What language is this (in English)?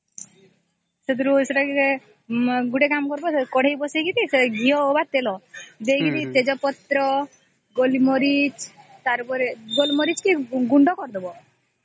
Odia